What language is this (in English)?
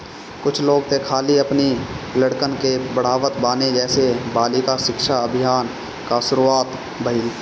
Bhojpuri